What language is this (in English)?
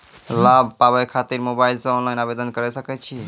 Maithili